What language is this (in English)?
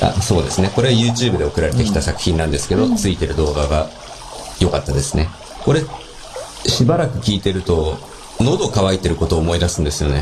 Japanese